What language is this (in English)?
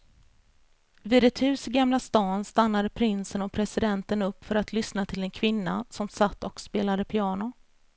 Swedish